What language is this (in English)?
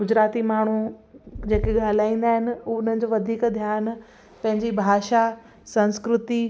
Sindhi